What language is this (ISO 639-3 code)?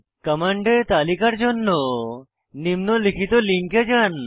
ben